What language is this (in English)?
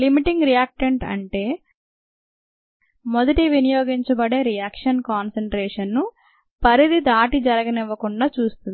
Telugu